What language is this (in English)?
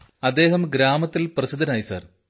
Malayalam